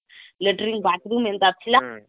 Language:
Odia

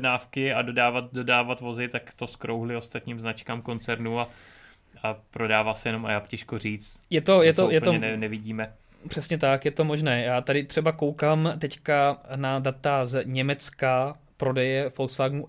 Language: Czech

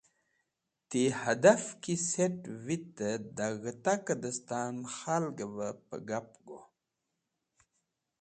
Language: Wakhi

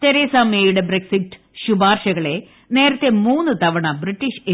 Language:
Malayalam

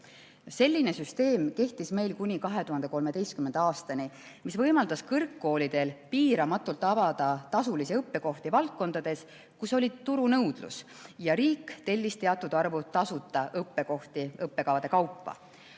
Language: Estonian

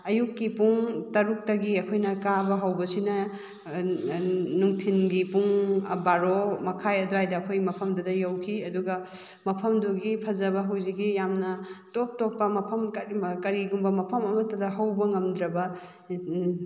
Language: Manipuri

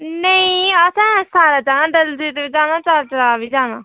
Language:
Dogri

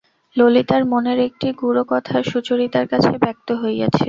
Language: Bangla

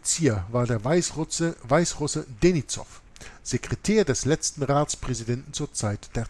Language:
German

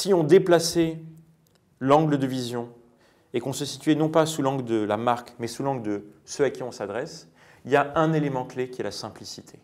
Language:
French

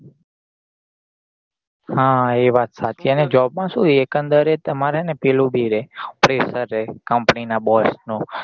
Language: Gujarati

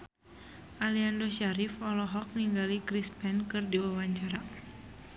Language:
Sundanese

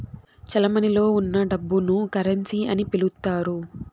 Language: Telugu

